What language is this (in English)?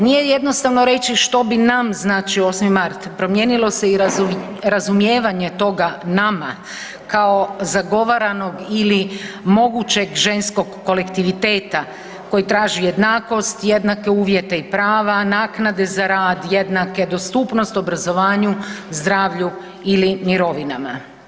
Croatian